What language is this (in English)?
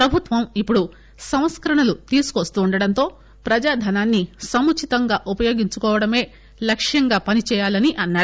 Telugu